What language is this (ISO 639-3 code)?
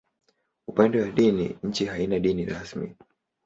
swa